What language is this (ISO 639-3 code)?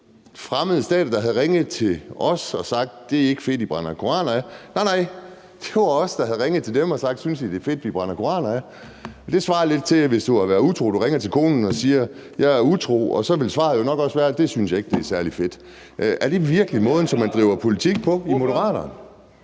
dan